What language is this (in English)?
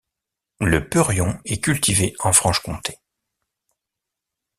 French